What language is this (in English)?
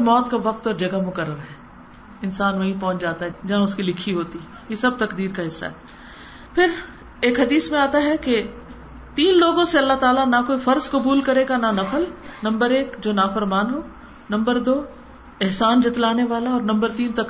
Urdu